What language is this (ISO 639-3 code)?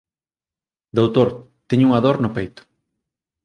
glg